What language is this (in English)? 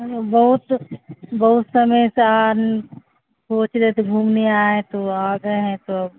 Urdu